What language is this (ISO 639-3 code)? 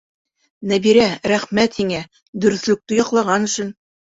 bak